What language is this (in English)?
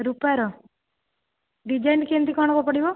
Odia